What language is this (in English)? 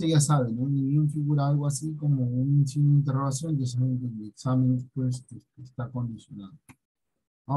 Spanish